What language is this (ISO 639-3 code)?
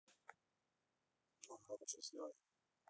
rus